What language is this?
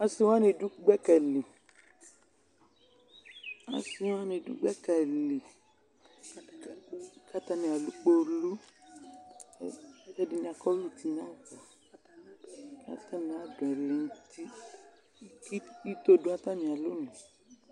Ikposo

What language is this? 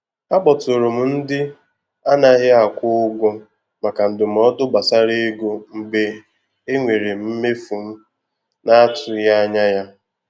Igbo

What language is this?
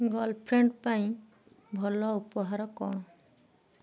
Odia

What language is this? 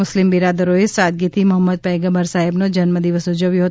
Gujarati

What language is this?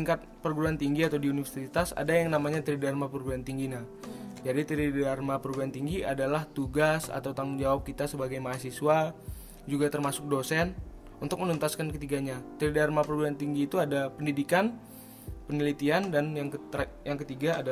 Indonesian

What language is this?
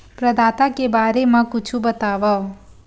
Chhattisgarhi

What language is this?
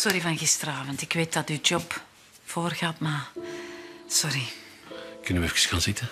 Dutch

